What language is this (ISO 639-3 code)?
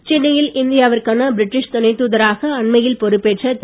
tam